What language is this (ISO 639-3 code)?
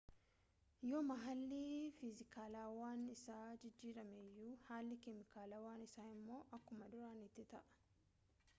orm